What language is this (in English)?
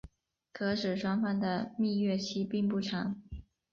Chinese